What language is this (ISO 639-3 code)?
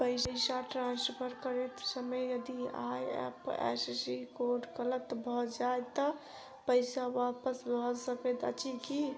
mai